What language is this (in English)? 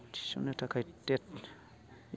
Bodo